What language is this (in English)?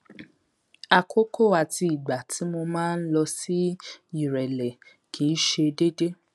Yoruba